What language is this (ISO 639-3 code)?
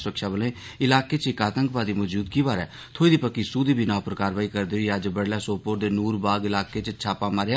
doi